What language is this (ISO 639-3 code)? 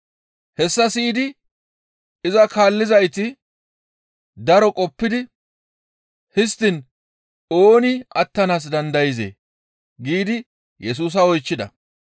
gmv